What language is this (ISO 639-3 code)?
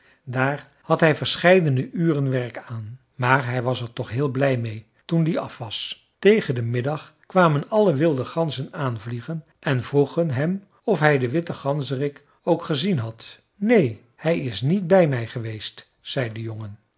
nld